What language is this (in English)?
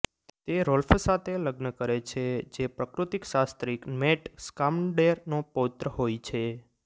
Gujarati